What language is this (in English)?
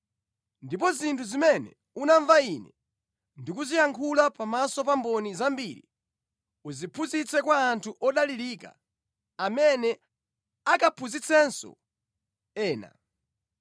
Nyanja